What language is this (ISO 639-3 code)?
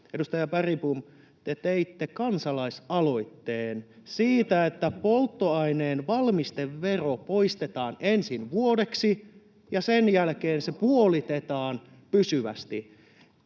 fin